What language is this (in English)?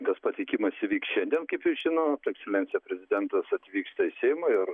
Lithuanian